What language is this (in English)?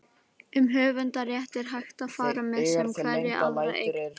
Icelandic